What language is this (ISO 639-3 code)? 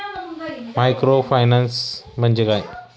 mar